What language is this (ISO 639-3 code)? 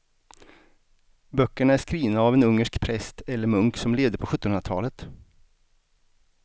swe